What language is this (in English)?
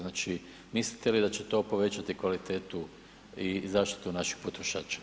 Croatian